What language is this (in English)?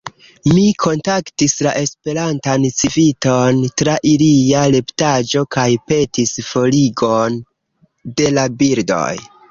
Esperanto